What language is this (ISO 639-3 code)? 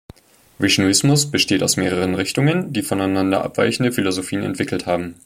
deu